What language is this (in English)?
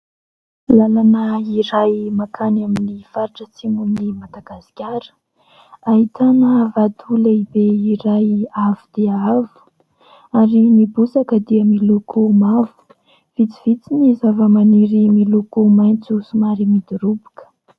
Malagasy